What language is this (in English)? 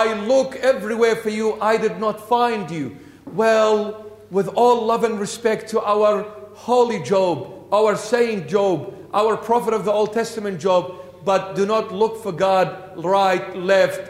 English